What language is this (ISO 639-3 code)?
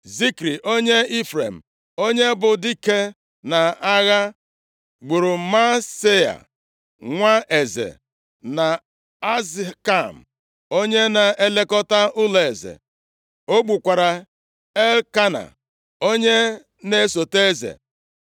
ibo